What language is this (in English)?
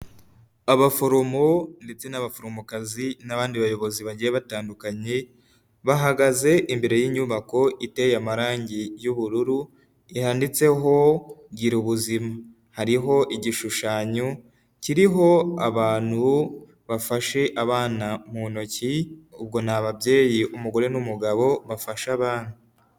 Kinyarwanda